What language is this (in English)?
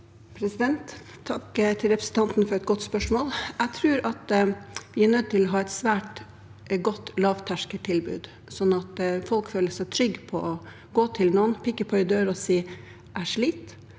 Norwegian